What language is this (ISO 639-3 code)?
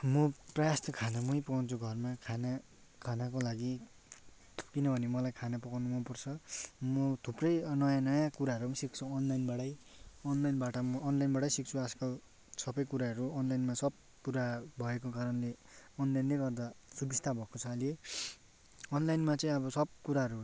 nep